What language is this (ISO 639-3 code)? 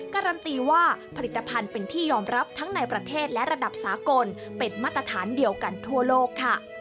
tha